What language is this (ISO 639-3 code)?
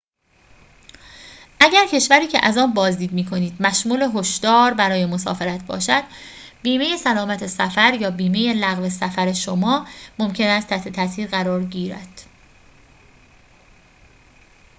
fas